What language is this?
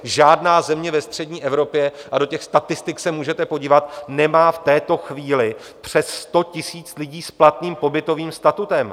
Czech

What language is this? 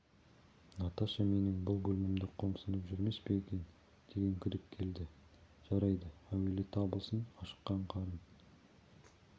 Kazakh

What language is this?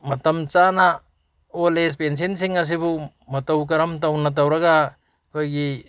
Manipuri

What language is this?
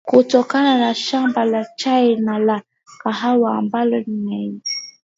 Swahili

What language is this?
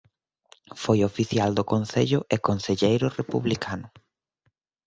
Galician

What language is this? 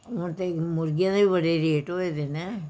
Punjabi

